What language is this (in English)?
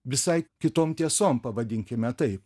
Lithuanian